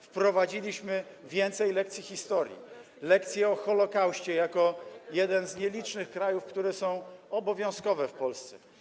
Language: Polish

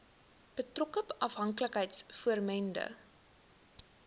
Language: Afrikaans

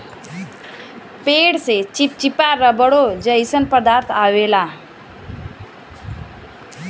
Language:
Bhojpuri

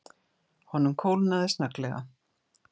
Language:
Icelandic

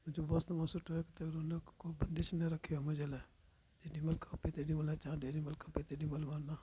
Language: Sindhi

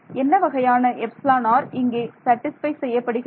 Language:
Tamil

